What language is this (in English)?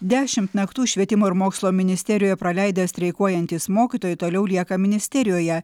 Lithuanian